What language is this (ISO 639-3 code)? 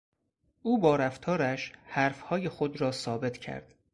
fas